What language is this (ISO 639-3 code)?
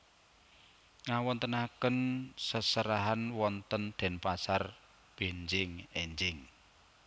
jav